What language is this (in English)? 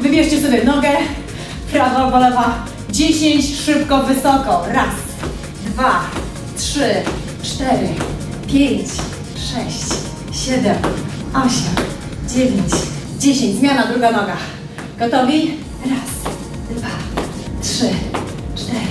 Polish